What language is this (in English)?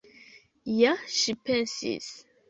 Esperanto